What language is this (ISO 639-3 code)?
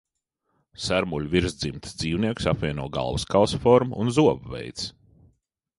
lav